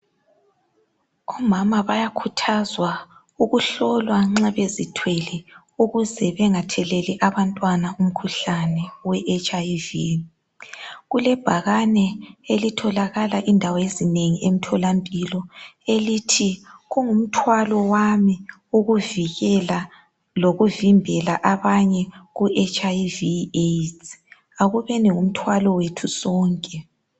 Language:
North Ndebele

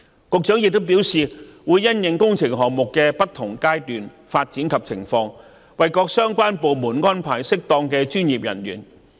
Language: Cantonese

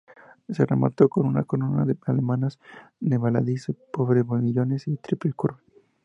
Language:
Spanish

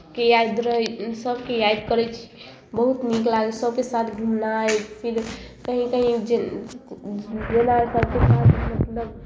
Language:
Maithili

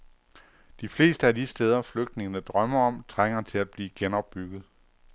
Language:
Danish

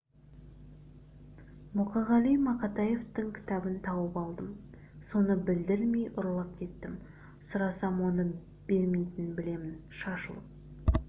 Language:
Kazakh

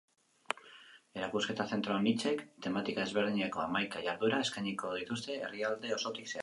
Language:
Basque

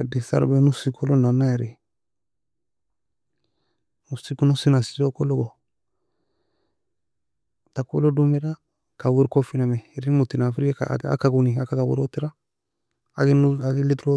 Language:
Nobiin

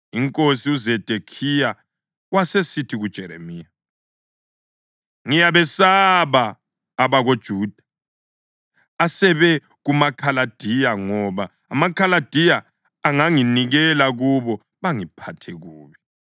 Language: North Ndebele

